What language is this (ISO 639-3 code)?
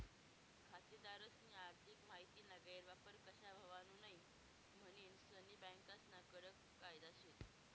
mar